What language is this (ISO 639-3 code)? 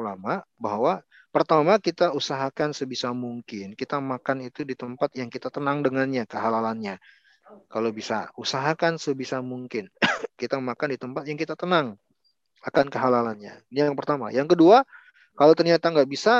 ind